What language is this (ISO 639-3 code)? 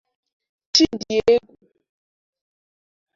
ibo